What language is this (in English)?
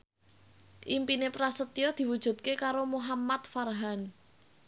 Javanese